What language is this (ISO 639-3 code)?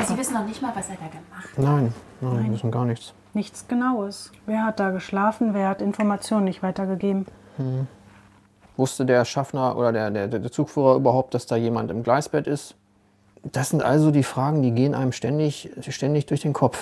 deu